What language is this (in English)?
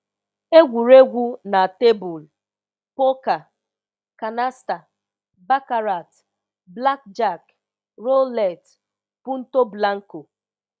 Igbo